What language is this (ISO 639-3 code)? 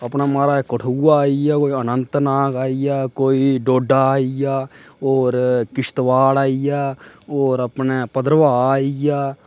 doi